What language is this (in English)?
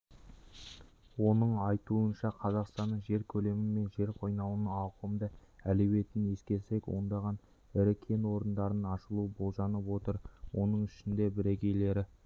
Kazakh